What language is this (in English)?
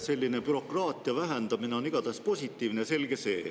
Estonian